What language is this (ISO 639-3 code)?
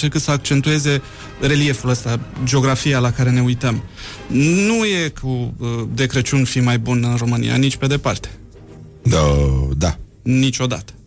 ron